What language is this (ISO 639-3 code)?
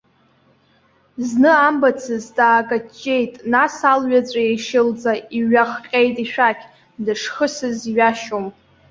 abk